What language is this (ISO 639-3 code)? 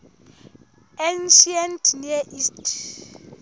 sot